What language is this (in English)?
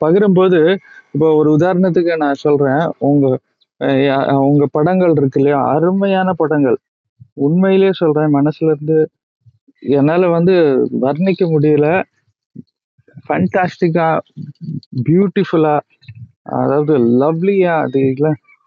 Tamil